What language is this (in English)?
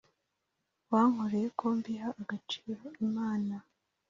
Kinyarwanda